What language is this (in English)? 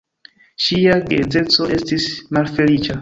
Esperanto